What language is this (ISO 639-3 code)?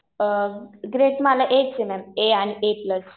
mar